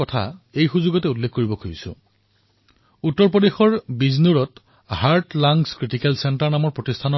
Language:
Assamese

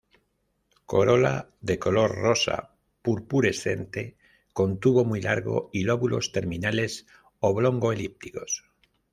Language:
Spanish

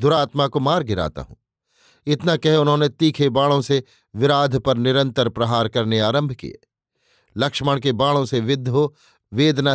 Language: Hindi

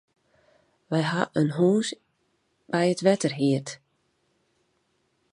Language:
Western Frisian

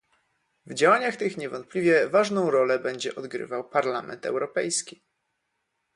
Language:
Polish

